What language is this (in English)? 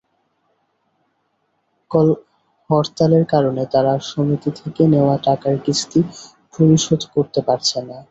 Bangla